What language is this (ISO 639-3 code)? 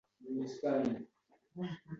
uzb